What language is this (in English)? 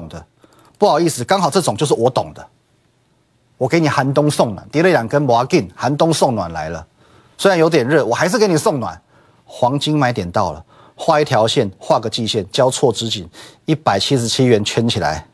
Chinese